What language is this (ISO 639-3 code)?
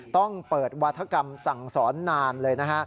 tha